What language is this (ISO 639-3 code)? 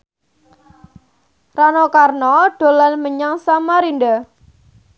jav